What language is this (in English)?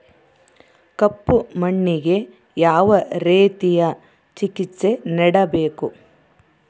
Kannada